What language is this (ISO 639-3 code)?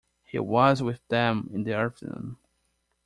eng